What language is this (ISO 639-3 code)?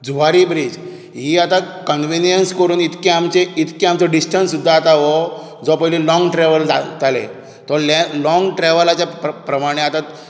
kok